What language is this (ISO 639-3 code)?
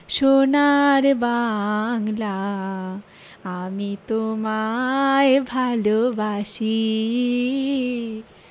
ben